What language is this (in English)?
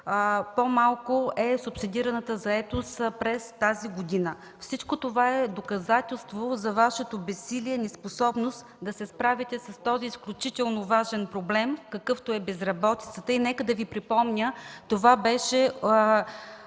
Bulgarian